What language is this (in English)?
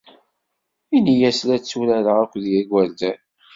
Kabyle